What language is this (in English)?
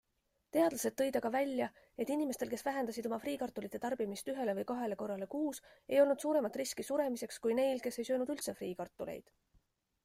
Estonian